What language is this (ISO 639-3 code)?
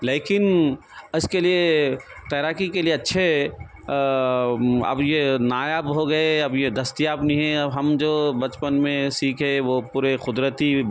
urd